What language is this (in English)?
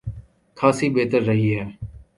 Urdu